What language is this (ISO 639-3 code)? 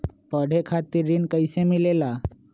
mag